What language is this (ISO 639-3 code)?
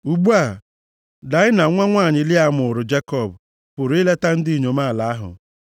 ibo